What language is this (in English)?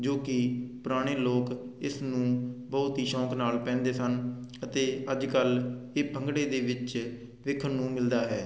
Punjabi